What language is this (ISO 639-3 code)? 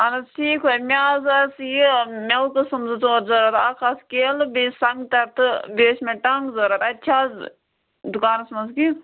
kas